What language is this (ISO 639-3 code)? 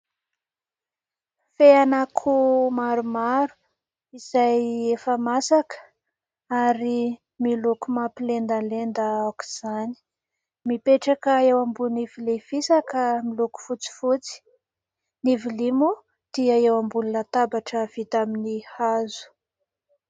mlg